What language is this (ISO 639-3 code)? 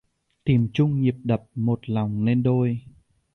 vie